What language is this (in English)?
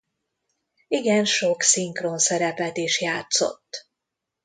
Hungarian